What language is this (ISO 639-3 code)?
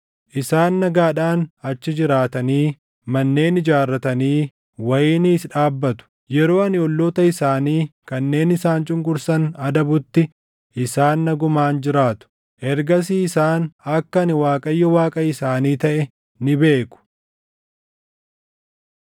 orm